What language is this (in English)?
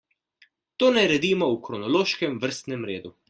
Slovenian